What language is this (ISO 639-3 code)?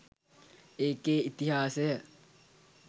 sin